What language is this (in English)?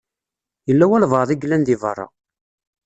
Kabyle